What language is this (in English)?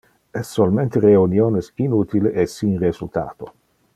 Interlingua